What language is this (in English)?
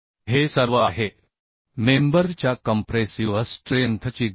Marathi